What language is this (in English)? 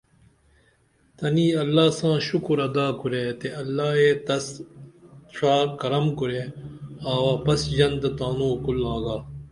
Dameli